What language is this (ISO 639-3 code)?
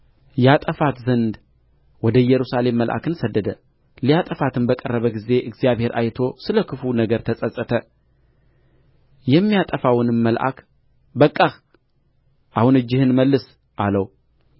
amh